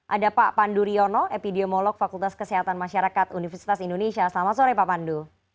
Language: Indonesian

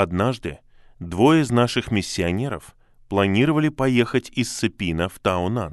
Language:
Russian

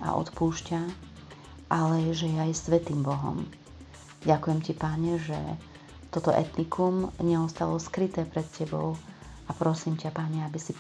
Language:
Slovak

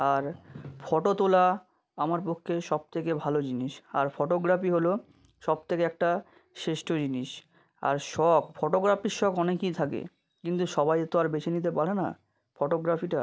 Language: Bangla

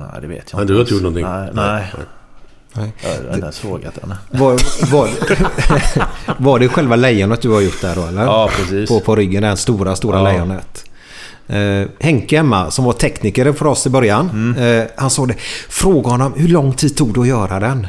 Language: Swedish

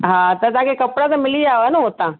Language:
Sindhi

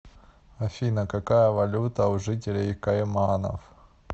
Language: Russian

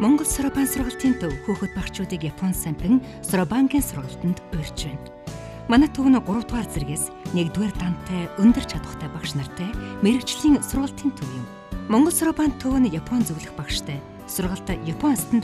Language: German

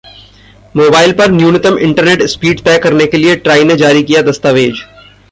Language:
Hindi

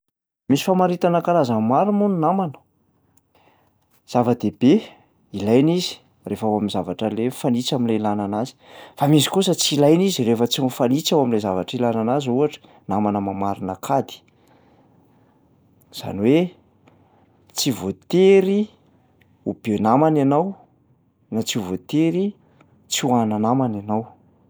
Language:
Malagasy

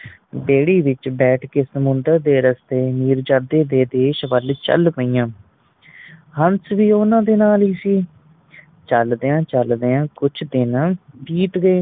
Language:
Punjabi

